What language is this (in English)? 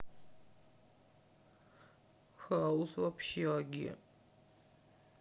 Russian